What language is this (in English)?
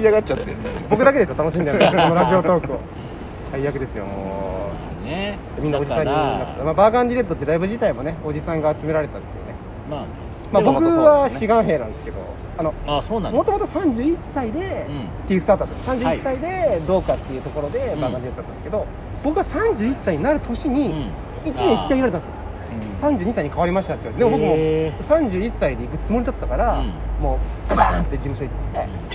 Japanese